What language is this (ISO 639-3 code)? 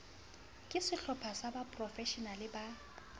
sot